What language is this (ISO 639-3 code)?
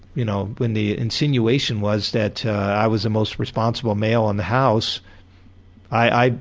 eng